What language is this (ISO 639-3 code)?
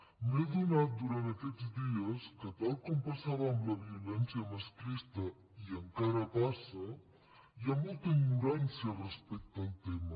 cat